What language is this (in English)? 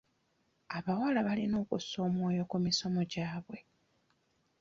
Ganda